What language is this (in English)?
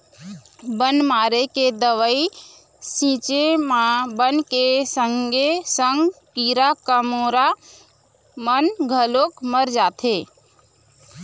Chhattisgarhi